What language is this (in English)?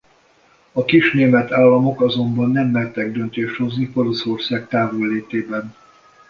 Hungarian